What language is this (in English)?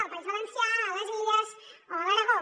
Catalan